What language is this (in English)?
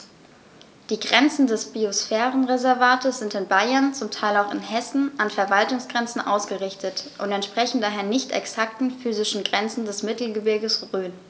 German